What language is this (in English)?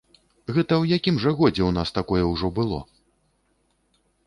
Belarusian